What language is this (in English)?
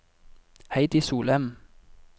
Norwegian